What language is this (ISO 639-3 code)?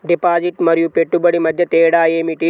tel